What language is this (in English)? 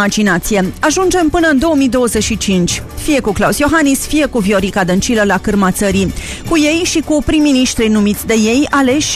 Romanian